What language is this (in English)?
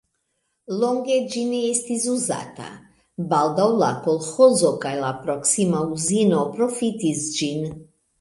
Esperanto